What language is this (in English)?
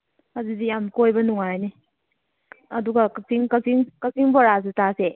Manipuri